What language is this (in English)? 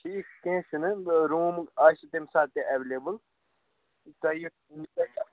Kashmiri